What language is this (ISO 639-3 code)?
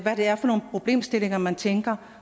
dan